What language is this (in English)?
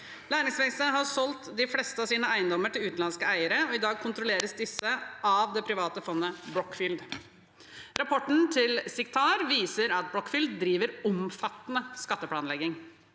Norwegian